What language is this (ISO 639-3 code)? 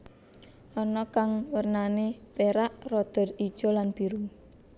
jav